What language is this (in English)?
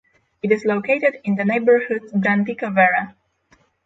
English